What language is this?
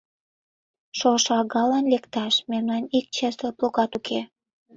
Mari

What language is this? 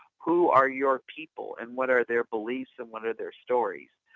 English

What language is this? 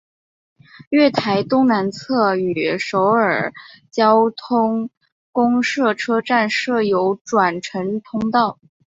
Chinese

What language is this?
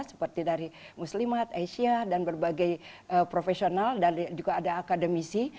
Indonesian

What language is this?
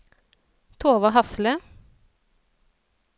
Norwegian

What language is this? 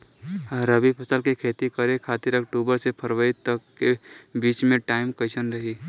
Bhojpuri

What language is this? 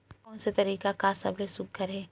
Chhattisgarhi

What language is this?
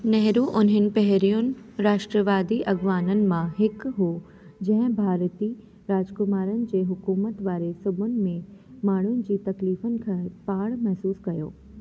Sindhi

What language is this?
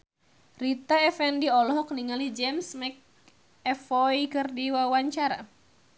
Sundanese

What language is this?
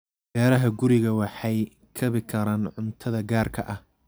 Somali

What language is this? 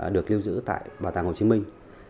Vietnamese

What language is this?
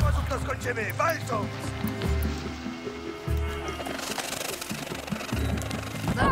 Polish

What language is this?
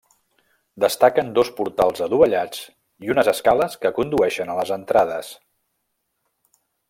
Catalan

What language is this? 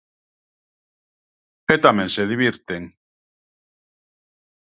Galician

